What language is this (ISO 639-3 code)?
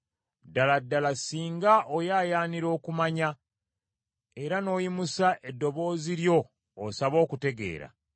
lug